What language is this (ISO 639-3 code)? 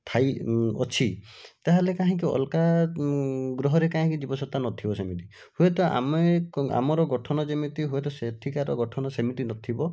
ori